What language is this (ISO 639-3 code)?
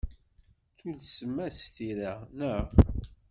kab